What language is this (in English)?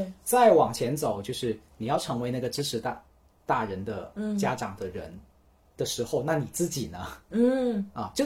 Chinese